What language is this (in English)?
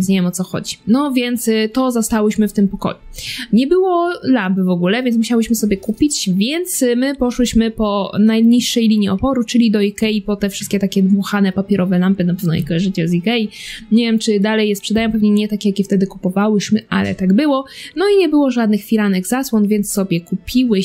Polish